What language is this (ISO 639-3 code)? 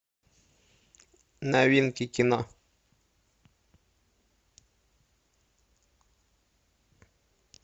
rus